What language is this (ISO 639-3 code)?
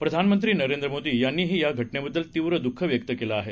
mar